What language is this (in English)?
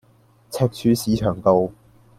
Cantonese